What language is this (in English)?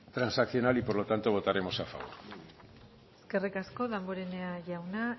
Spanish